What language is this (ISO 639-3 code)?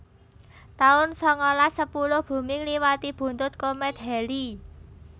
jav